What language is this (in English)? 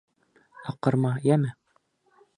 Bashkir